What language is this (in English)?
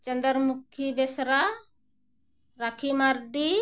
Santali